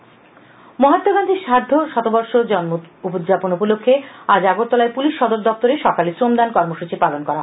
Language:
Bangla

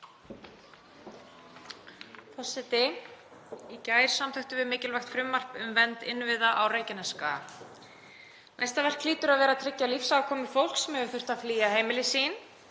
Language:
Icelandic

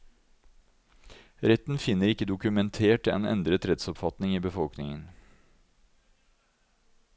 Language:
Norwegian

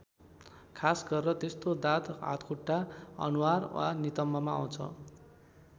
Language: Nepali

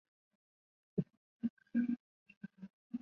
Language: Chinese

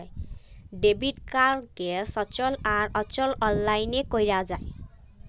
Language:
Bangla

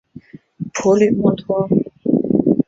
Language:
Chinese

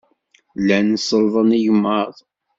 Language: Kabyle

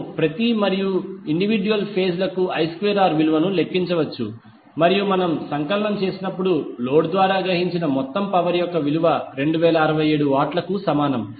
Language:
Telugu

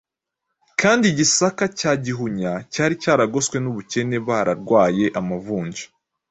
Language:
Kinyarwanda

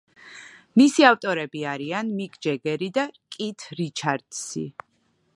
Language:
Georgian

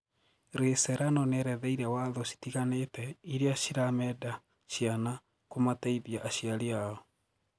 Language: Kikuyu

